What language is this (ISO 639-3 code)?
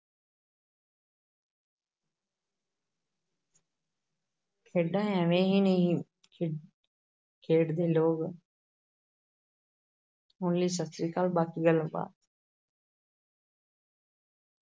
pan